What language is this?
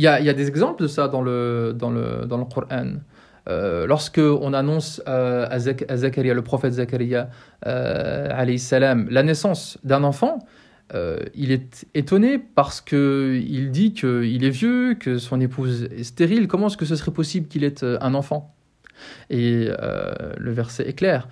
French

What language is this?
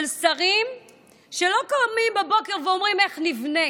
Hebrew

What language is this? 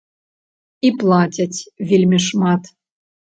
Belarusian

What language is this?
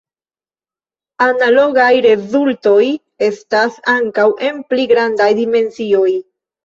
Esperanto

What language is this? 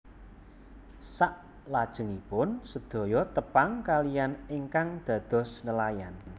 Javanese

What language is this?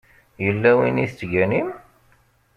Kabyle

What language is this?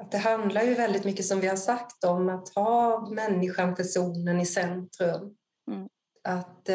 Swedish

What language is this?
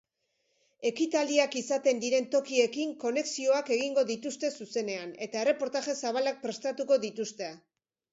Basque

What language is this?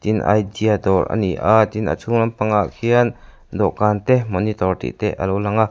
Mizo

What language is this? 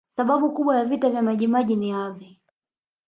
Swahili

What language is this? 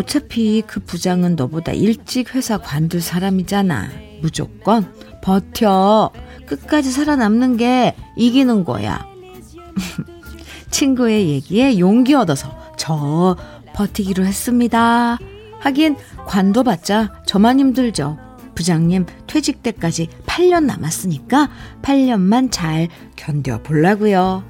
Korean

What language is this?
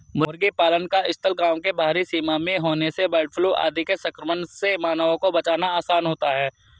Hindi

